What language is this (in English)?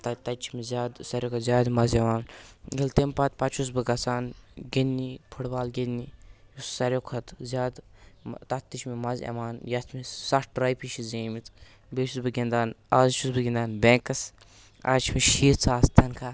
Kashmiri